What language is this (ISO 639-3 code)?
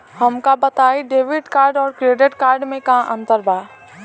bho